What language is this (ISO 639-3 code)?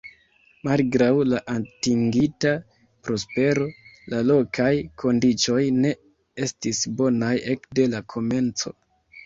epo